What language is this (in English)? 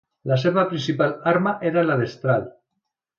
Catalan